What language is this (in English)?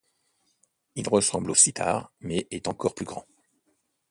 French